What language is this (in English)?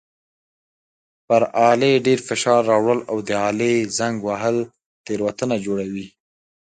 Pashto